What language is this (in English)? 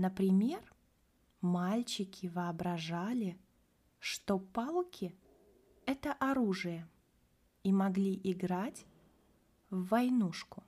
Russian